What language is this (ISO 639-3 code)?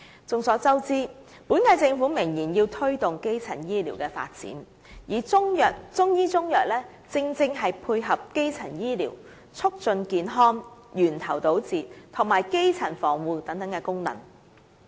yue